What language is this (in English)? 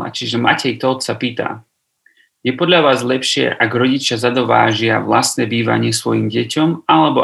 Slovak